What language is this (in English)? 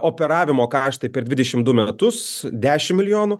Lithuanian